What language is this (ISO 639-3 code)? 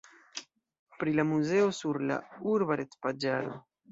epo